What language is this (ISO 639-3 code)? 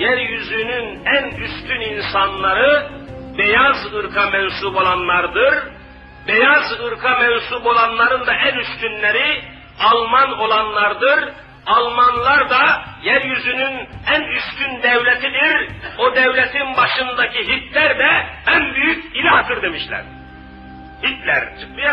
tur